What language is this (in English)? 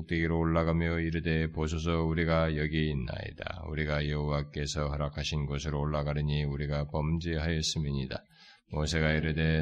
Korean